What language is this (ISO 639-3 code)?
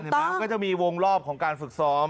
tha